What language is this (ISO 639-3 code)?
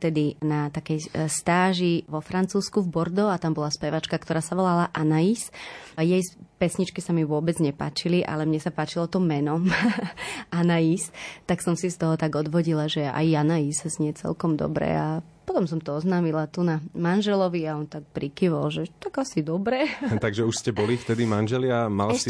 slk